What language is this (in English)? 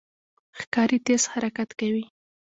Pashto